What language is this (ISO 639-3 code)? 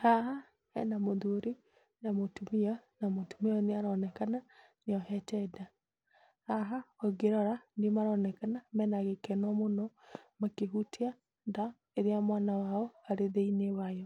kik